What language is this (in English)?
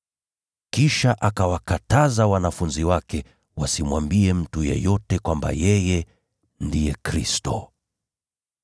Swahili